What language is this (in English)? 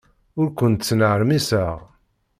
Kabyle